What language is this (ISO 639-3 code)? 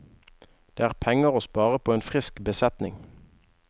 nor